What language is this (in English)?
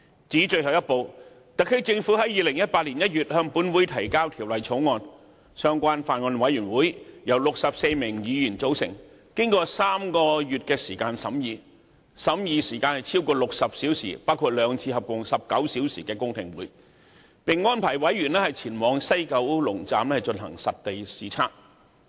Cantonese